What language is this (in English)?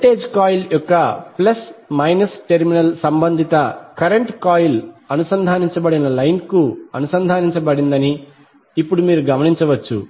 Telugu